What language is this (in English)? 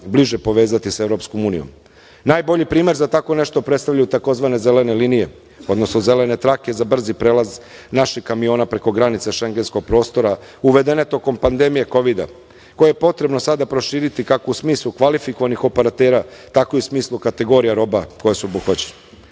Serbian